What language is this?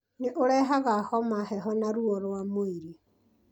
Kikuyu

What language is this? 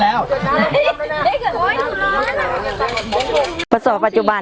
Thai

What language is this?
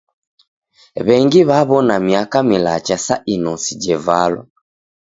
Taita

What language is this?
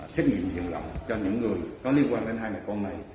Vietnamese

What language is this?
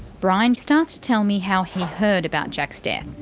English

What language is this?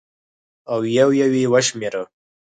Pashto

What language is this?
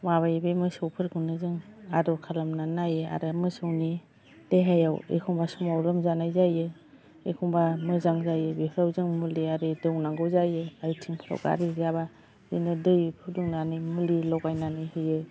Bodo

